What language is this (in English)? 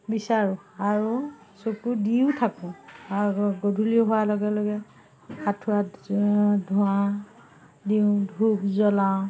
Assamese